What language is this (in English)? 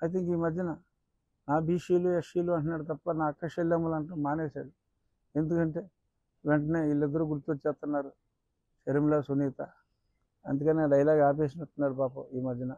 Telugu